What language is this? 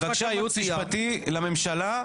Hebrew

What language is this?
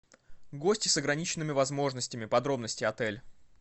Russian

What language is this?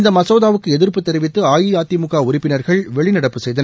Tamil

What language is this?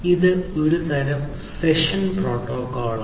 Malayalam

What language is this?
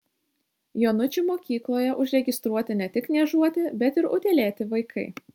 Lithuanian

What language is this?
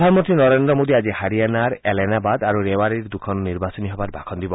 Assamese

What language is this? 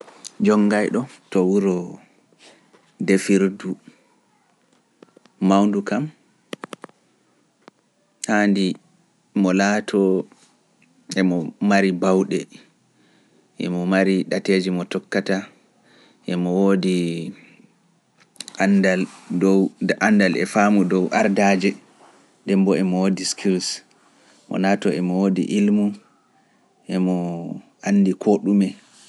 Pular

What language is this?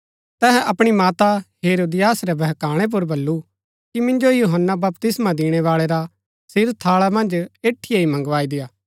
Gaddi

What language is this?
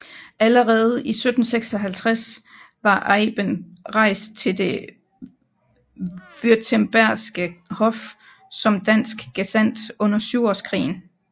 Danish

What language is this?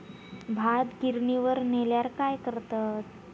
Marathi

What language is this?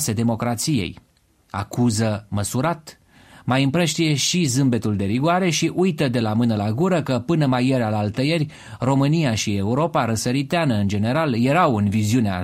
Romanian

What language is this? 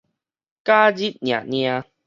Min Nan Chinese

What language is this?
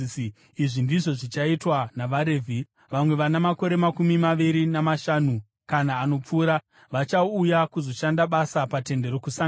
Shona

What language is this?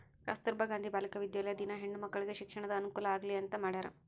Kannada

